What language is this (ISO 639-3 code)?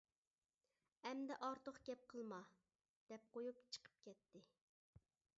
uig